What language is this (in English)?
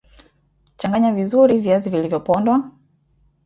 Swahili